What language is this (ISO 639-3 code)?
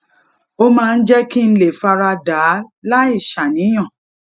yor